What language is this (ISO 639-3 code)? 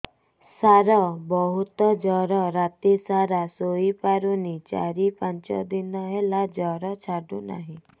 ori